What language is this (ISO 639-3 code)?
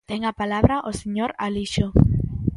glg